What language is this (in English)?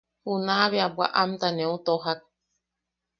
Yaqui